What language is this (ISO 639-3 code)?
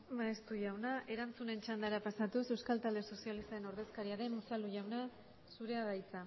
eus